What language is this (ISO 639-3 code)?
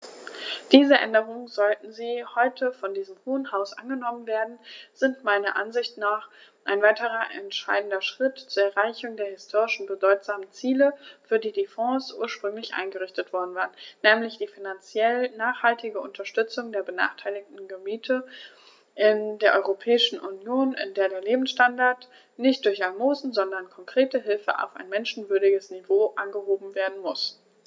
deu